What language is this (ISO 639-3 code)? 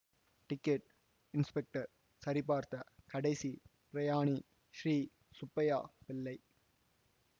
tam